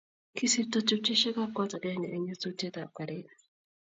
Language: Kalenjin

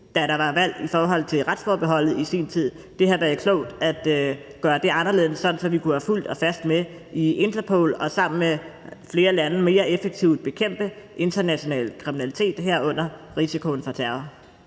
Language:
Danish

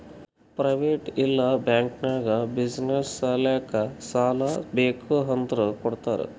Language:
Kannada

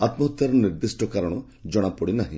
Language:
Odia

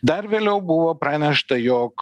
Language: Lithuanian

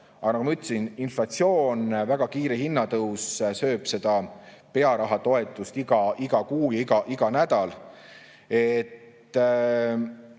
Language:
Estonian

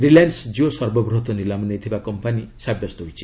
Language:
Odia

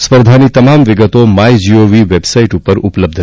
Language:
Gujarati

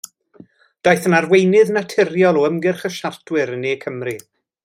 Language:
Welsh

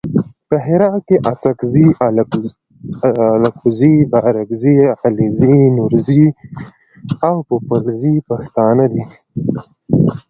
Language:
Pashto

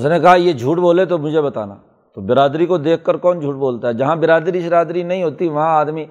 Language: Urdu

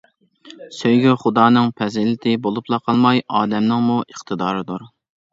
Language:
Uyghur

